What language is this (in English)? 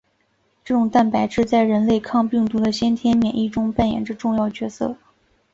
Chinese